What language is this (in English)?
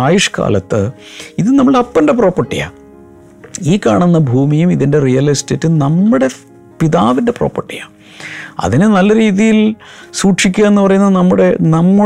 Malayalam